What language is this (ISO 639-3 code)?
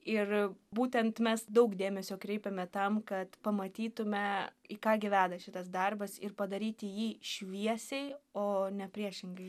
lit